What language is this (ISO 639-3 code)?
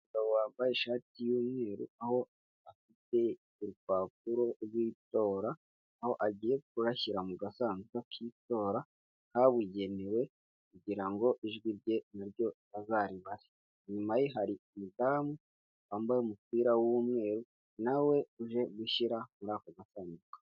kin